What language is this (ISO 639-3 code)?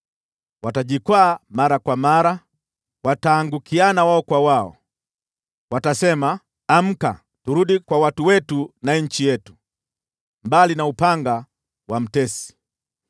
swa